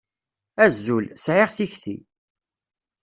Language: Kabyle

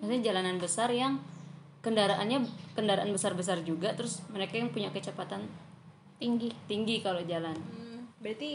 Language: Indonesian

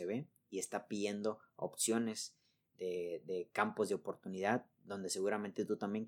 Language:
Spanish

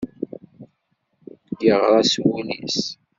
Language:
Kabyle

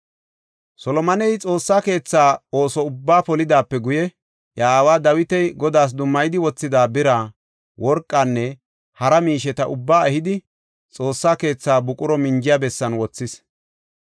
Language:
Gofa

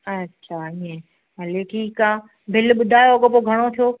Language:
Sindhi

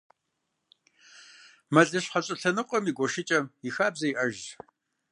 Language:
Kabardian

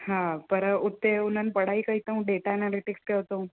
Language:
Sindhi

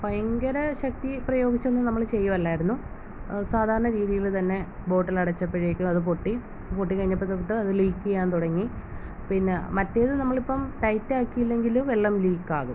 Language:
Malayalam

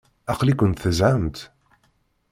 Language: Kabyle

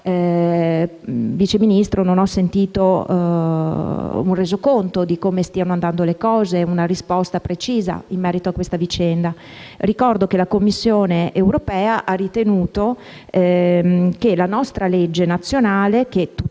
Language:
Italian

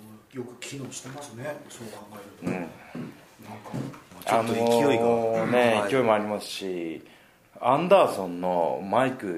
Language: Japanese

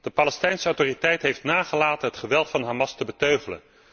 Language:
Dutch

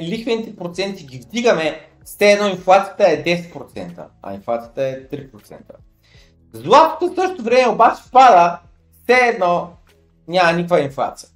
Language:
Bulgarian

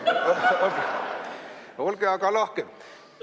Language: Estonian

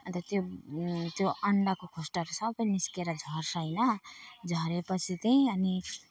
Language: Nepali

